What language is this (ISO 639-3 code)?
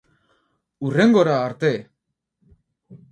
eus